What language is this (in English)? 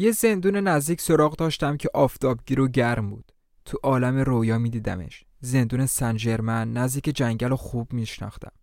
Persian